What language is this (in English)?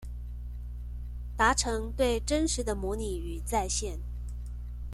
Chinese